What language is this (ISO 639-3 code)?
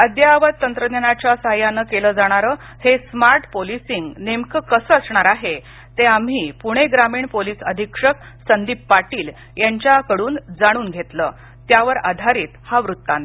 mar